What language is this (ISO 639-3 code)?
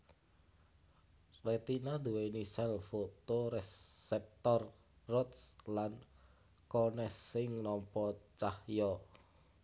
jav